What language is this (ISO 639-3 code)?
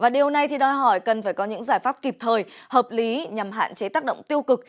vie